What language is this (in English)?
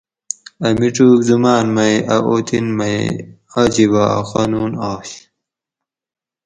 Gawri